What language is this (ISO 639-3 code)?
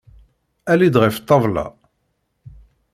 kab